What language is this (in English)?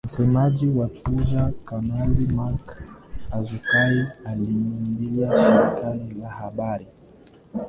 Swahili